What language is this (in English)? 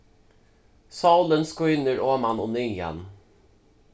Faroese